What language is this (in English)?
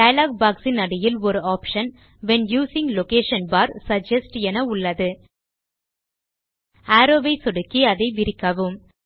Tamil